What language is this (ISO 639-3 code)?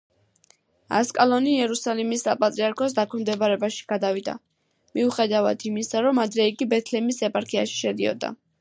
kat